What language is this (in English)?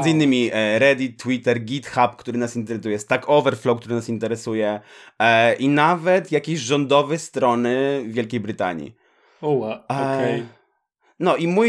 Polish